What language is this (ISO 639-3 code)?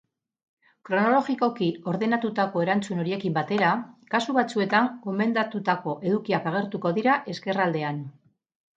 eus